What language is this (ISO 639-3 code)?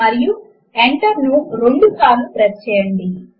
tel